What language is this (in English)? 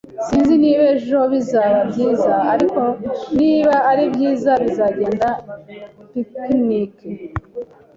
Kinyarwanda